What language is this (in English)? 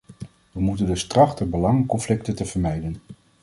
Dutch